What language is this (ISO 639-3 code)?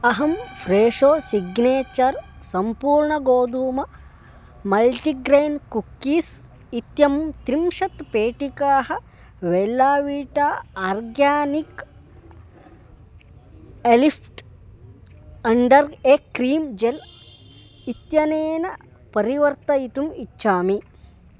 san